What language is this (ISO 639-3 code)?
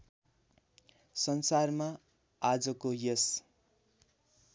nep